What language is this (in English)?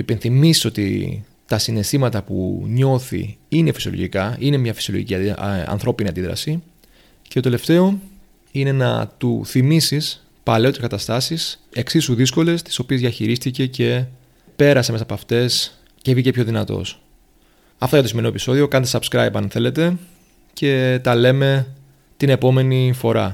Greek